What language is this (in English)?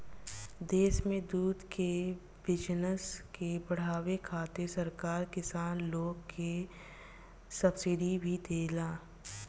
Bhojpuri